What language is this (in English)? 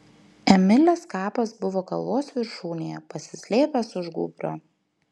Lithuanian